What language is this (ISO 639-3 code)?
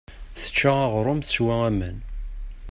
kab